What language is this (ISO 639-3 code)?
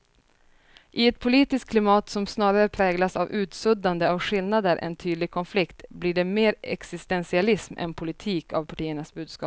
swe